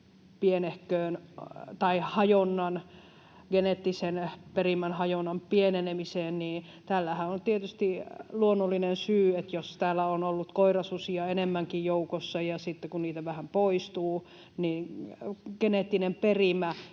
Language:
Finnish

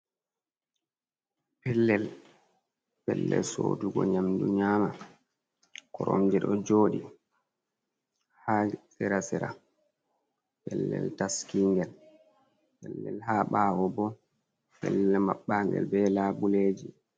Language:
Fula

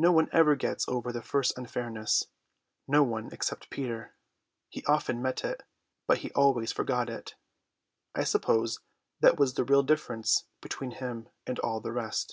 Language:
English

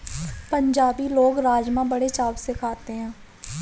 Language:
Hindi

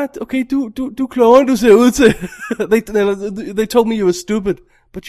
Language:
Danish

